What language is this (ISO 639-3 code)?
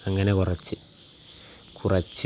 mal